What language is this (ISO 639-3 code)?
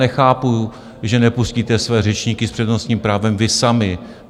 ces